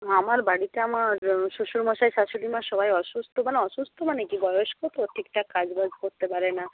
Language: Bangla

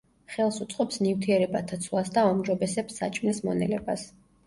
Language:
Georgian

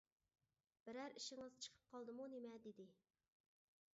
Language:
Uyghur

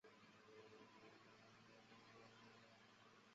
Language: Chinese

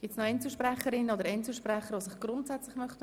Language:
Swiss German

